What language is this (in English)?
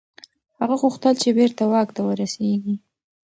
Pashto